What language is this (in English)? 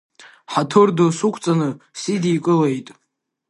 Abkhazian